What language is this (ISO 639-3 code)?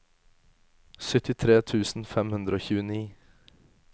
nor